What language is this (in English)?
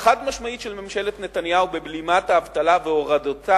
Hebrew